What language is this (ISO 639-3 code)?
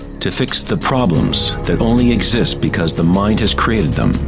eng